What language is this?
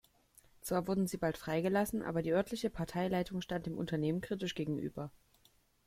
German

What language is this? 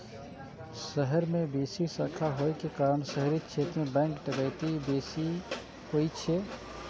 Maithili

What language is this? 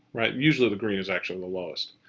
English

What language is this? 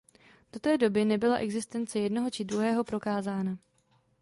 Czech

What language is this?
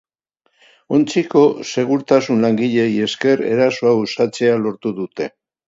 Basque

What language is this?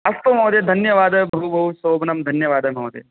Sanskrit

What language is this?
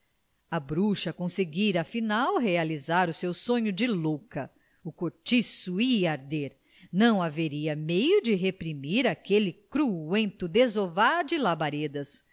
Portuguese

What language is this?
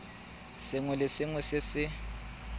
Tswana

